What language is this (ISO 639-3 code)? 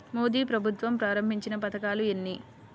tel